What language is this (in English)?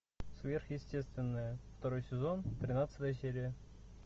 Russian